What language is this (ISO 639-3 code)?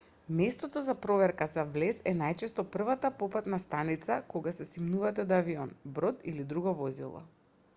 mkd